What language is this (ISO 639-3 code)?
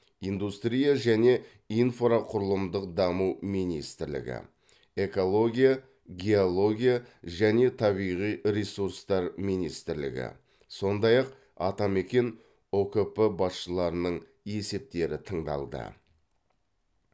kaz